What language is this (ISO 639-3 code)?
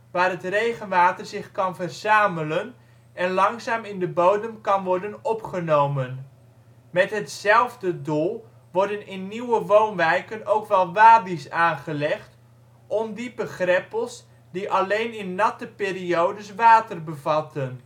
nld